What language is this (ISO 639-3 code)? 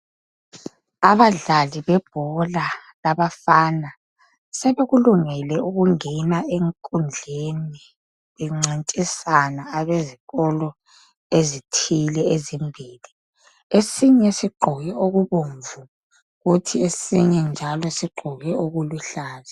nde